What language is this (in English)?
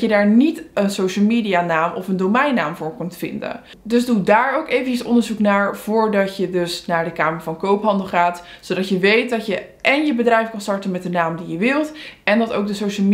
Dutch